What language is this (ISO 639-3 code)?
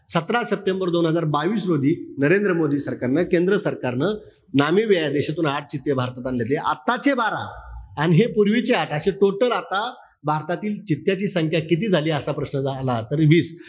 mar